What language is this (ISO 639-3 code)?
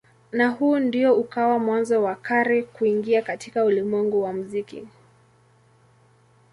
swa